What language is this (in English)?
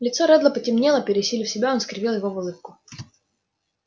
Russian